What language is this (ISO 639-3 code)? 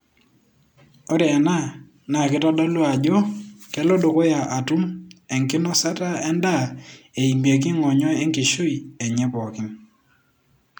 mas